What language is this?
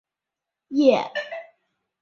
Chinese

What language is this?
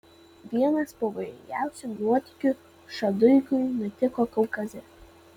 Lithuanian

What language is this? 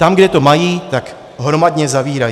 Czech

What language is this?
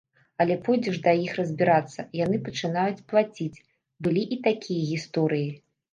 Belarusian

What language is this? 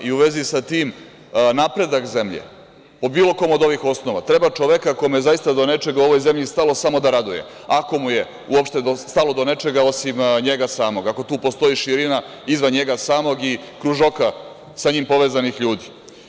Serbian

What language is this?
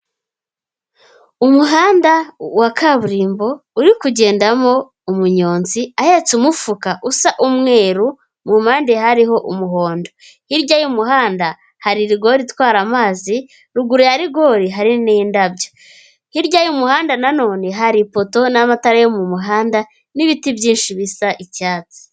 Kinyarwanda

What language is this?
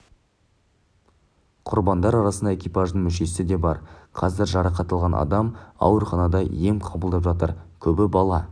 Kazakh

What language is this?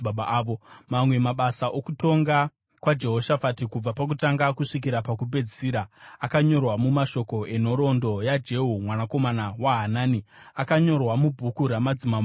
Shona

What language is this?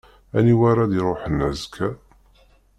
Kabyle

